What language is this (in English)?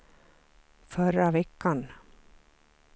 Swedish